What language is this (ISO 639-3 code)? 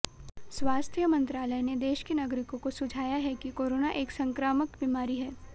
hin